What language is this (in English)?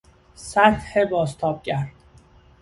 Persian